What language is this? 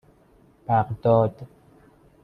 Persian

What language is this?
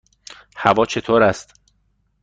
Persian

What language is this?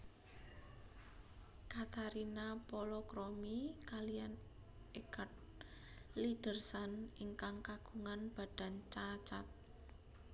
Javanese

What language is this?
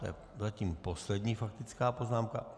Czech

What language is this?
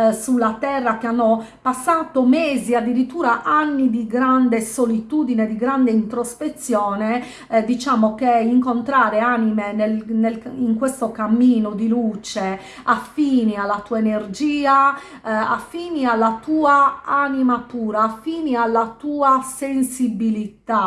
Italian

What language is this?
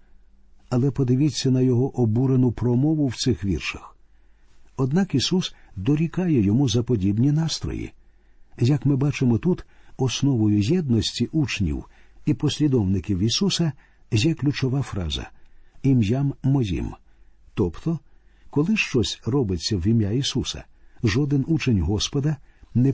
Ukrainian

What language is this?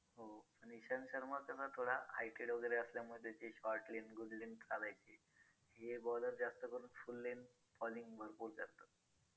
Marathi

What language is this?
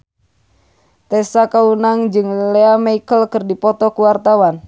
Sundanese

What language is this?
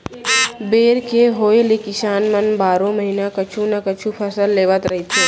Chhattisgarhi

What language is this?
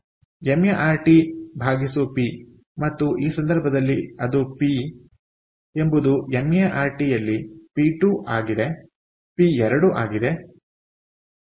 Kannada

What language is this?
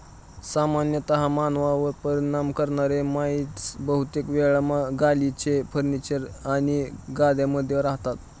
Marathi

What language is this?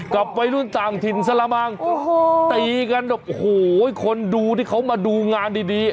Thai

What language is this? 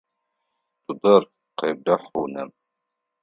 Adyghe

